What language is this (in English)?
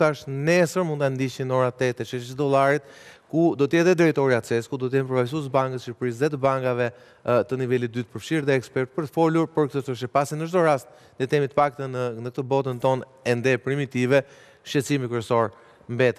Romanian